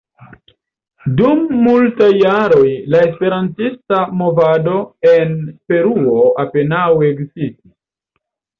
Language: Esperanto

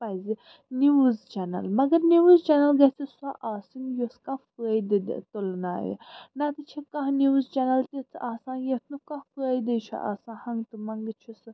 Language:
Kashmiri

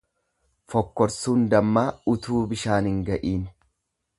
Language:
Oromo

